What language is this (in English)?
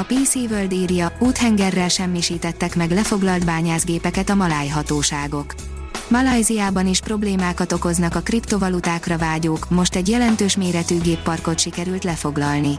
Hungarian